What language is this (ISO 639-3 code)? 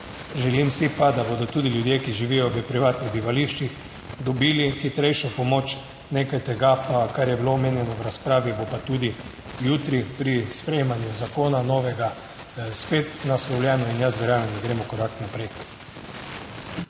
slv